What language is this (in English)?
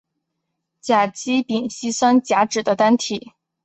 Chinese